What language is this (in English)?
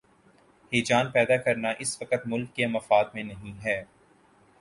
Urdu